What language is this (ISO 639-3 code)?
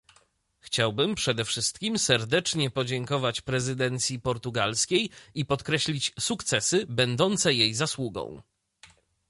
pol